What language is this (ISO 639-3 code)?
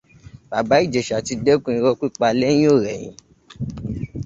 yor